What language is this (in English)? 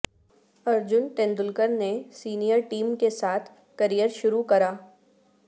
Urdu